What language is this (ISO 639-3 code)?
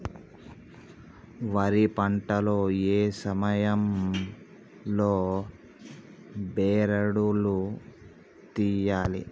tel